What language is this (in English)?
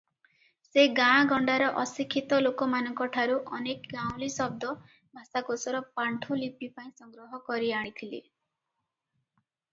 Odia